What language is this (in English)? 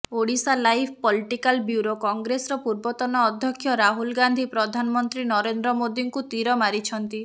Odia